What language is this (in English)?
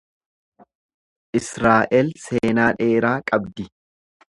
Oromo